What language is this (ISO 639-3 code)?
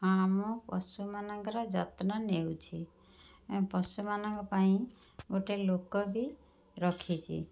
ori